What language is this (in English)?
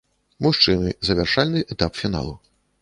Belarusian